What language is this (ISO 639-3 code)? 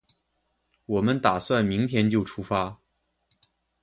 zho